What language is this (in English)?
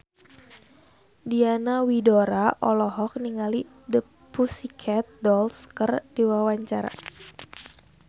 Sundanese